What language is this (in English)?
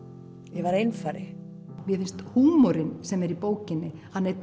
Icelandic